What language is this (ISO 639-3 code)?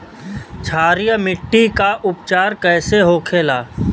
bho